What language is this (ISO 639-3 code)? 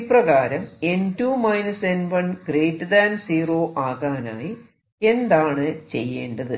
mal